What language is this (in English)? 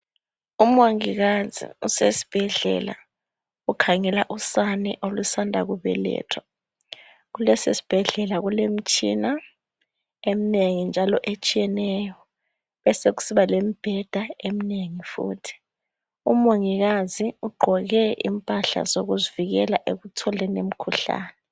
North Ndebele